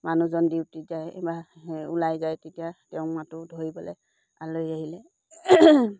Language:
Assamese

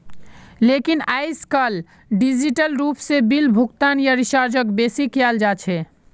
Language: Magahi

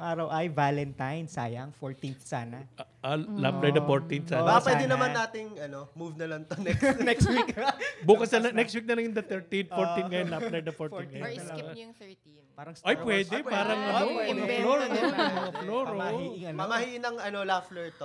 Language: Filipino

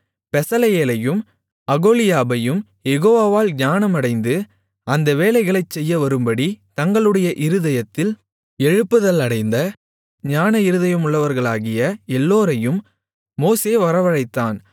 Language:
Tamil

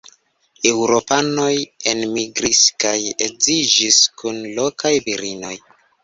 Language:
Esperanto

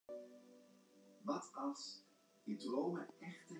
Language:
Western Frisian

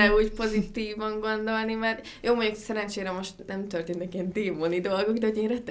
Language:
Hungarian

